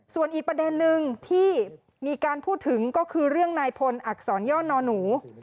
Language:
Thai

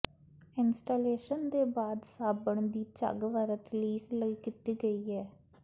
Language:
Punjabi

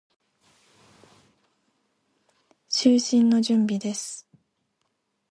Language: Japanese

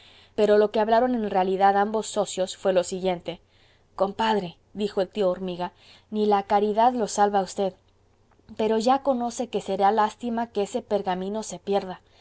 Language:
Spanish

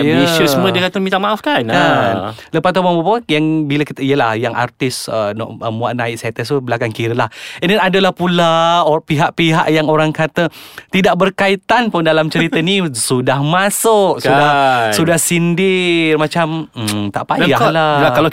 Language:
Malay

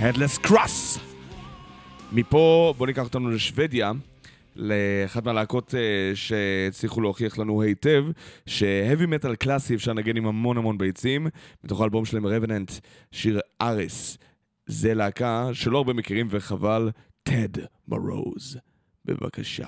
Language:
Hebrew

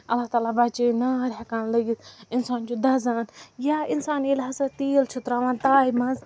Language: Kashmiri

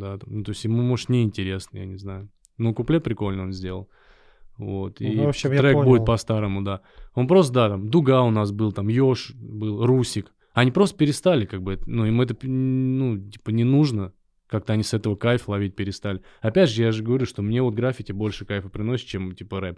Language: Russian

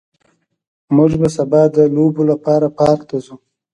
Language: Pashto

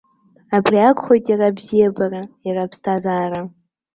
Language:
Abkhazian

